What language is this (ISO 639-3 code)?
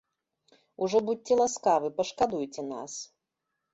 bel